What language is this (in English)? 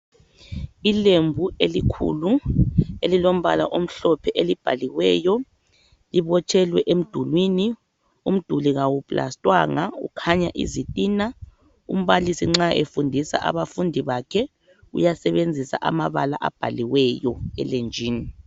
North Ndebele